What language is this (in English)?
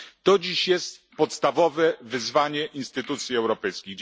Polish